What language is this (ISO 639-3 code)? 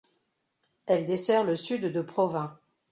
fra